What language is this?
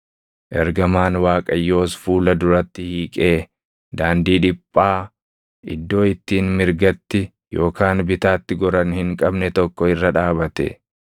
Oromo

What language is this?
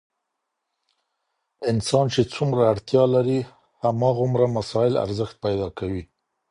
Pashto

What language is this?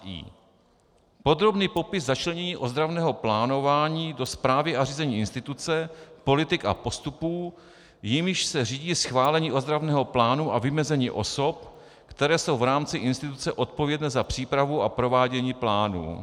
Czech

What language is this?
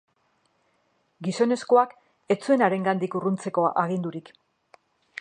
Basque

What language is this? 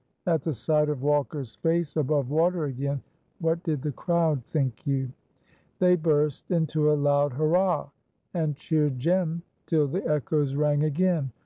English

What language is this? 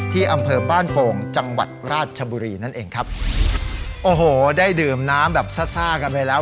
Thai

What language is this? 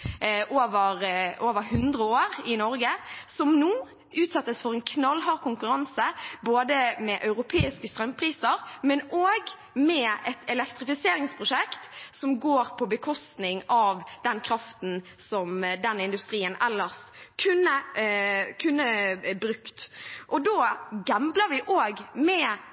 Norwegian Bokmål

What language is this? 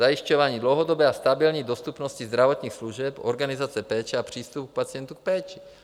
Czech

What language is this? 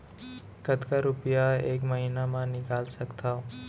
Chhattisgarhi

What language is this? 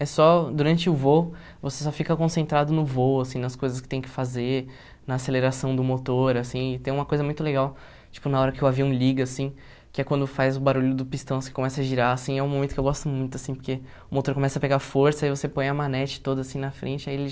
Portuguese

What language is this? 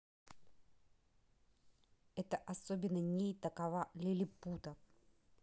Russian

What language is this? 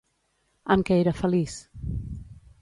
Catalan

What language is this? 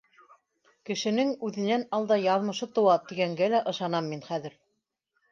Bashkir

